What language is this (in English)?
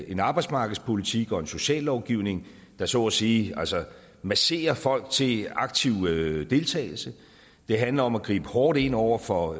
Danish